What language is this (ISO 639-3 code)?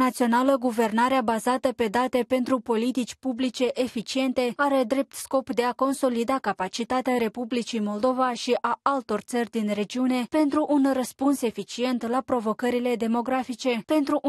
ron